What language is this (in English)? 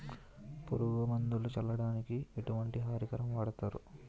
Telugu